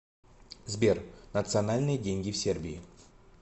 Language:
Russian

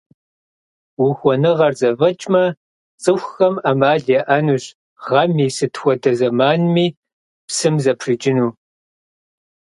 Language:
Kabardian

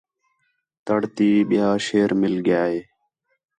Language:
Khetrani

